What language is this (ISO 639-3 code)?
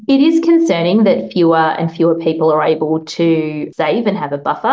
ind